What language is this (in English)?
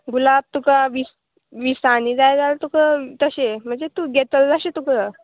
Konkani